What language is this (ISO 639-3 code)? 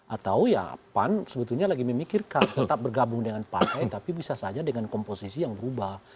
ind